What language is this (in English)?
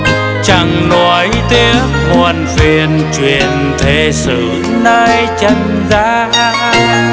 Vietnamese